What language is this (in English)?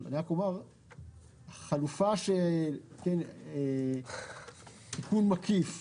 Hebrew